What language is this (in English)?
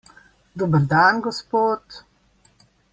Slovenian